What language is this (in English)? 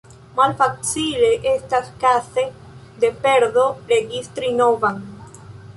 Esperanto